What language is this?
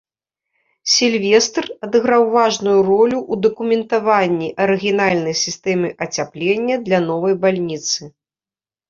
Belarusian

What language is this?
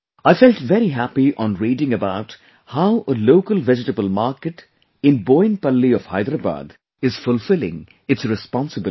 English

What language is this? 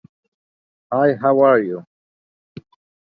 English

